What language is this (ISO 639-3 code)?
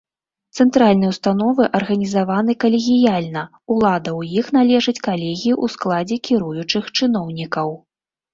bel